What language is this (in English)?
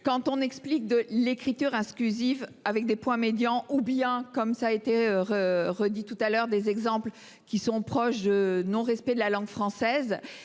French